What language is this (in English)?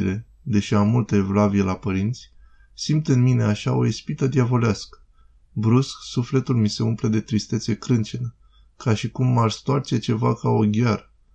Romanian